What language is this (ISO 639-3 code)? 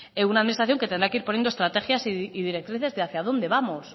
spa